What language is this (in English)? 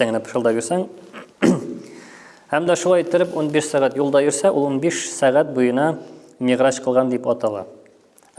Turkish